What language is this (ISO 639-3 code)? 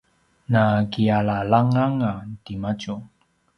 pwn